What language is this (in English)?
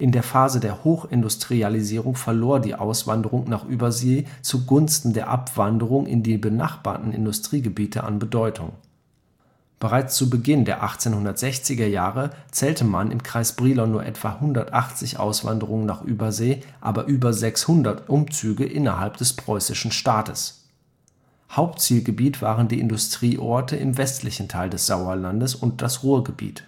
German